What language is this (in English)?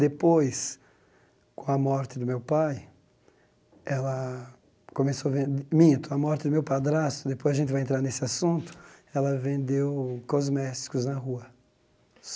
Portuguese